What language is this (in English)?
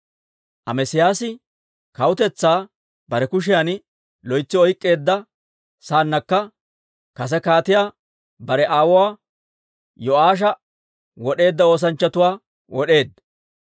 Dawro